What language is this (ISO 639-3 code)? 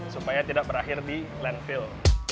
ind